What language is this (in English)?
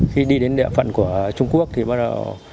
Vietnamese